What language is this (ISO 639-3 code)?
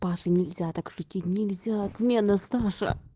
rus